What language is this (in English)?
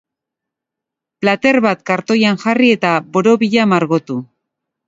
Basque